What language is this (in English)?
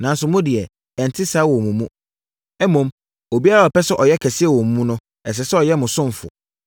Akan